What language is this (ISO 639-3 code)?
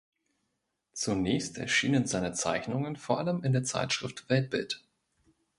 deu